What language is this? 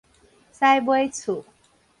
Min Nan Chinese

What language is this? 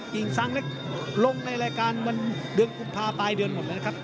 Thai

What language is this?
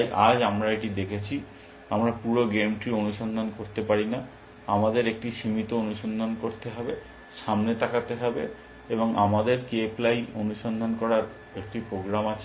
Bangla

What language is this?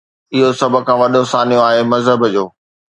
Sindhi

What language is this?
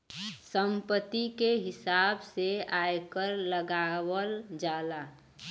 Bhojpuri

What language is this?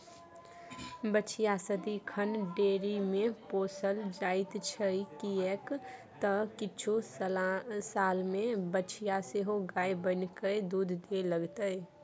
Maithili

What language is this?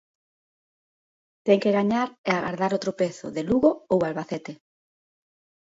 Galician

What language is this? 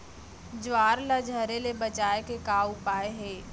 Chhattisgarhi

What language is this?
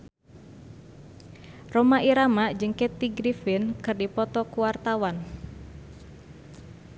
Sundanese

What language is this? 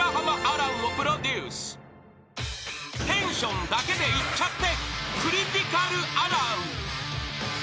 Japanese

